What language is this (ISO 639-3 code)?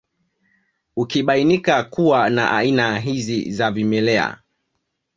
swa